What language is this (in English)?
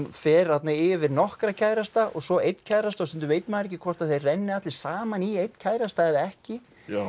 Icelandic